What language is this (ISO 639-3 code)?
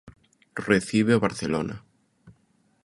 glg